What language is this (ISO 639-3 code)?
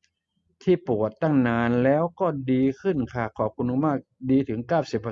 tha